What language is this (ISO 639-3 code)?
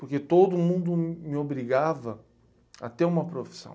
por